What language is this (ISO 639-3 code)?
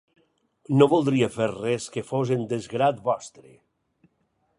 cat